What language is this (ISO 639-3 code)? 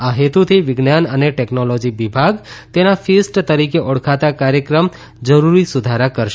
guj